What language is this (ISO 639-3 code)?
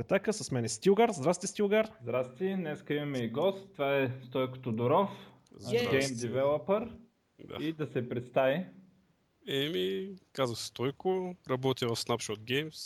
bul